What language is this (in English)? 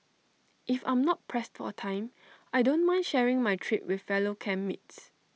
English